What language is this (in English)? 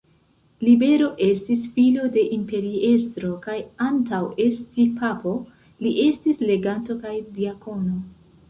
Esperanto